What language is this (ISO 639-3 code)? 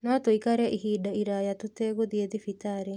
kik